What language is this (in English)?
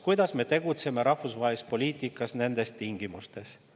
Estonian